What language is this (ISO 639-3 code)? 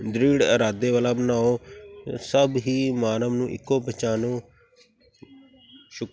pan